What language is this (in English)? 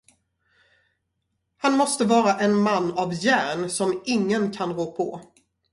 Swedish